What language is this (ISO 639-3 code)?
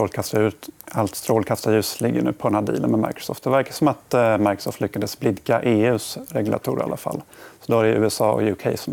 swe